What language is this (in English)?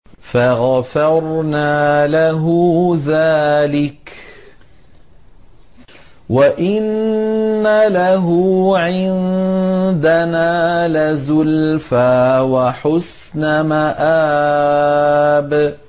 Arabic